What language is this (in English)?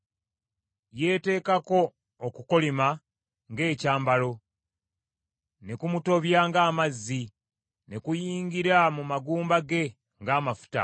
Ganda